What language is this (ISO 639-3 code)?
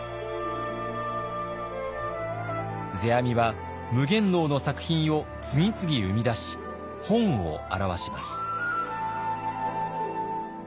jpn